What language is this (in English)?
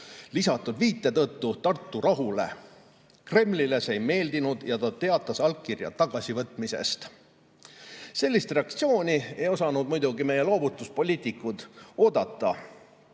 Estonian